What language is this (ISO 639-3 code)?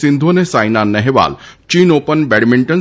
guj